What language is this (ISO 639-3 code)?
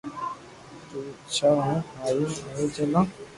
lrk